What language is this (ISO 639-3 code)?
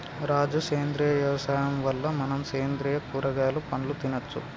tel